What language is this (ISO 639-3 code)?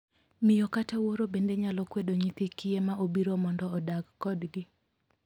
luo